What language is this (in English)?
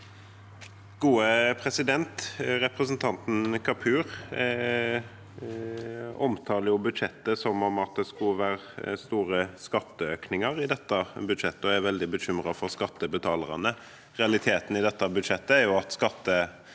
Norwegian